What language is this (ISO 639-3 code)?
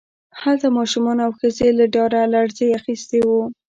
pus